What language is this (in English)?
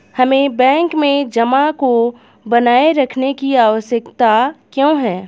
Hindi